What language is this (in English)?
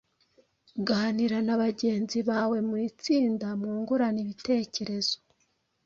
Kinyarwanda